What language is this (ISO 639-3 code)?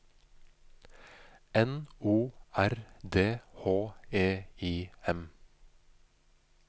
nor